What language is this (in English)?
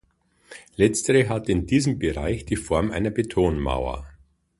German